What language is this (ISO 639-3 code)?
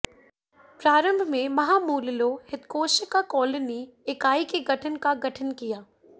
hin